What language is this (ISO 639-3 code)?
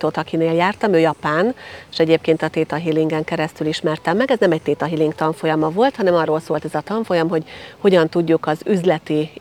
hun